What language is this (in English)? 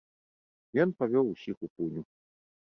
Belarusian